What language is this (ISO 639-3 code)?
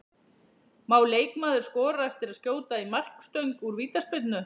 isl